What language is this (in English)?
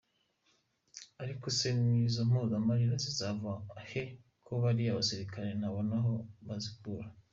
Kinyarwanda